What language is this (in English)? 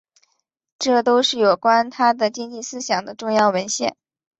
Chinese